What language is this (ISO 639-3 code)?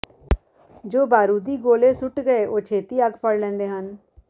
pan